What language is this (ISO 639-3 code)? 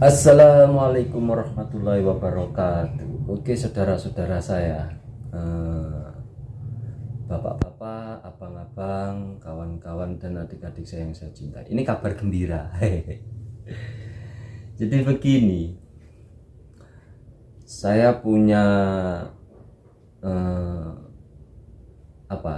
ind